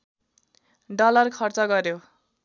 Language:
Nepali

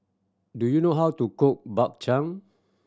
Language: English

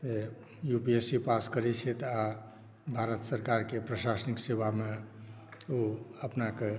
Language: Maithili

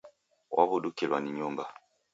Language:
Taita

